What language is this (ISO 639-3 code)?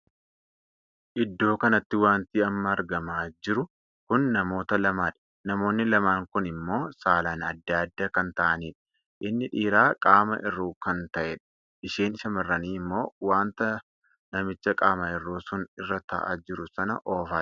orm